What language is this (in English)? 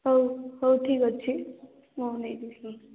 Odia